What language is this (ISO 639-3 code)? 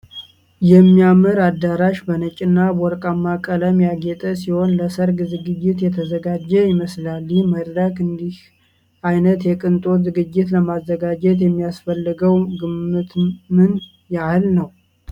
amh